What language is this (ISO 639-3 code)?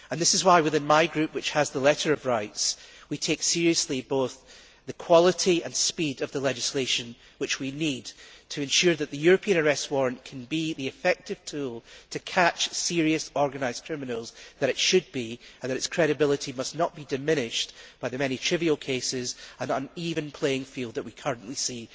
eng